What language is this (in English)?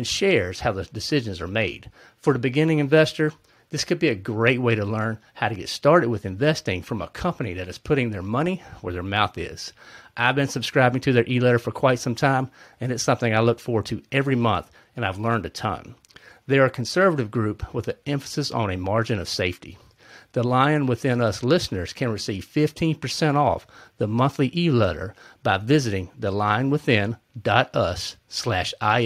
English